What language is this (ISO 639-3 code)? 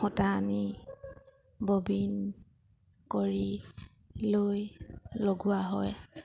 asm